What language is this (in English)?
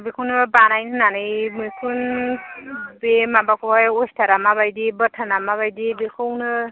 Bodo